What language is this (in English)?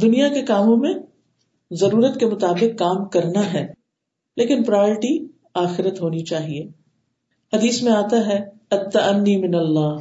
Urdu